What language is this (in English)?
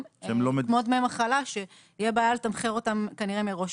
Hebrew